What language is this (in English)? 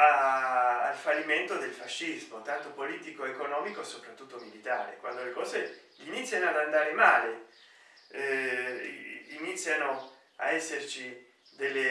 Italian